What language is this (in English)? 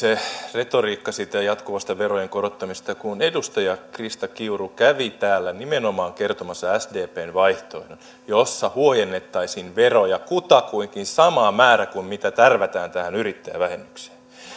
Finnish